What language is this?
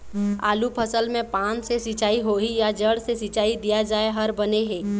Chhattisgarhi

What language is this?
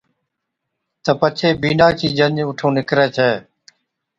Od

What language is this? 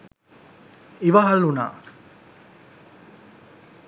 Sinhala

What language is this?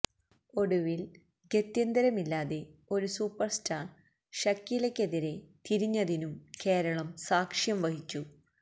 Malayalam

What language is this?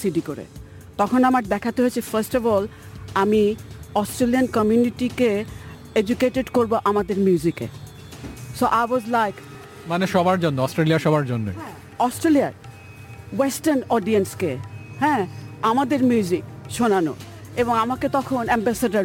Bangla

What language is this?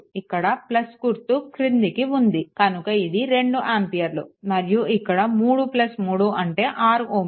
Telugu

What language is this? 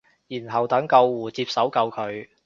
Cantonese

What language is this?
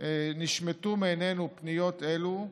Hebrew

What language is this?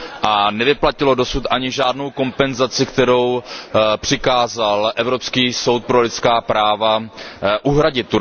Czech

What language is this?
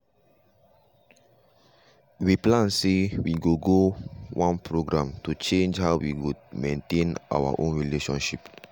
Nigerian Pidgin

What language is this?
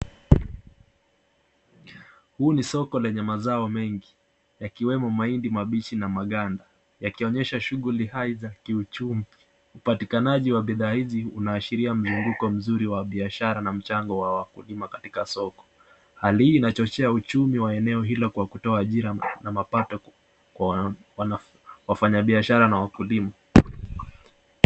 Swahili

